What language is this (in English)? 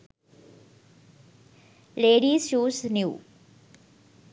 Sinhala